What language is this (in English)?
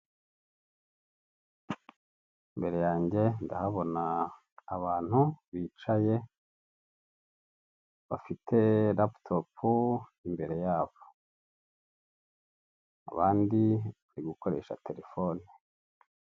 Kinyarwanda